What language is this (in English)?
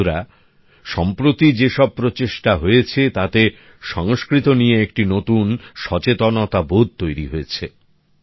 Bangla